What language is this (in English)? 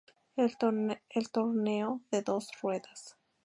Spanish